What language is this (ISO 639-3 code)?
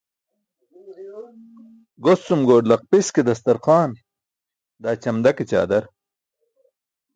bsk